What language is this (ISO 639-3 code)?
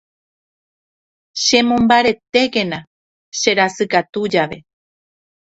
grn